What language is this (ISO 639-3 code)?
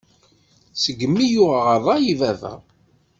kab